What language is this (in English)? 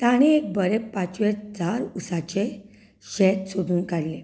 Konkani